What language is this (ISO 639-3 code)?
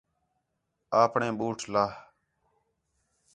xhe